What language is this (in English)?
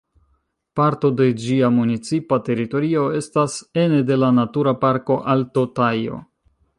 Esperanto